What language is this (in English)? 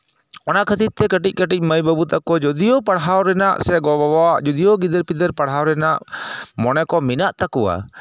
Santali